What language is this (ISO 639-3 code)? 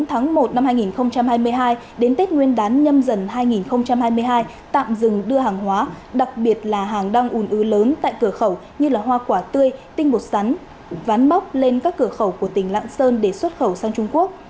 vie